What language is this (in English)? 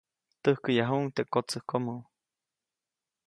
Copainalá Zoque